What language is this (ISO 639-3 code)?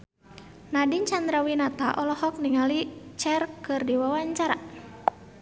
sun